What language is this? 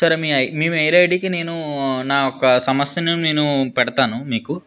Telugu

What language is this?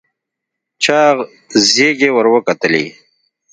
Pashto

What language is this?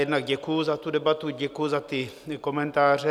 Czech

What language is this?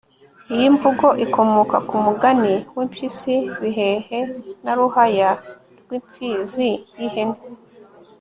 Kinyarwanda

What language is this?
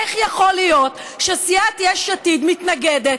Hebrew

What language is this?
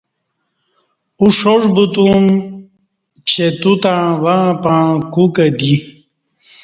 Kati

